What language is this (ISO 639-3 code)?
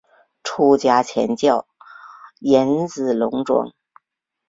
zho